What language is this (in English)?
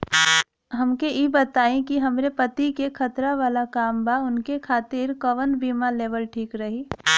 Bhojpuri